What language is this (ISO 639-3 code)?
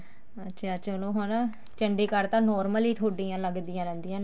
pan